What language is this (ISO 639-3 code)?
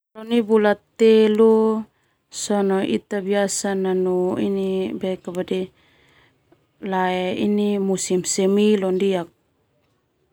twu